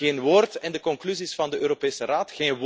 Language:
Dutch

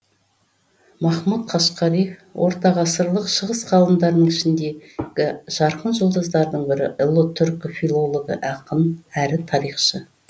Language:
Kazakh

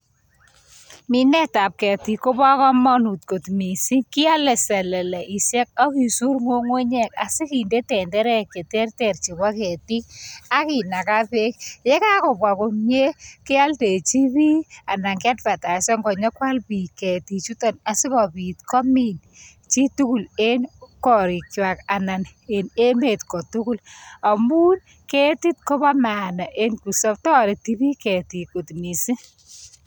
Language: Kalenjin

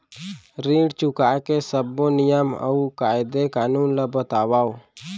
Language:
Chhattisgarhi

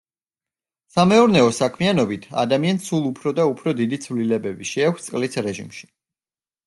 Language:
Georgian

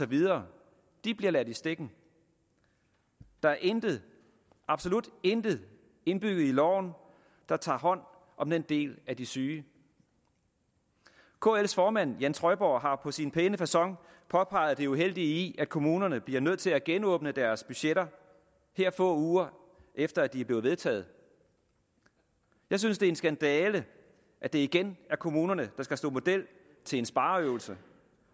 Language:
Danish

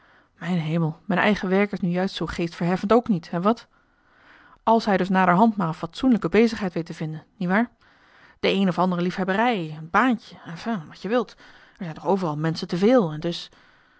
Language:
Dutch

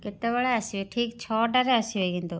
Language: Odia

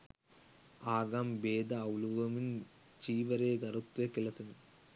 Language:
Sinhala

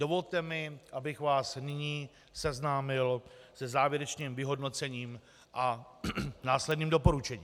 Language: Czech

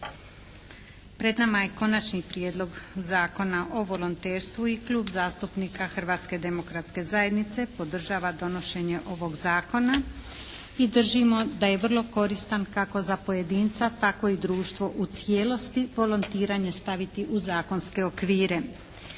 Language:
Croatian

